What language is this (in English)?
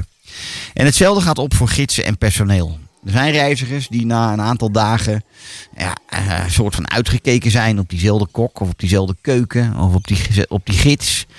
Dutch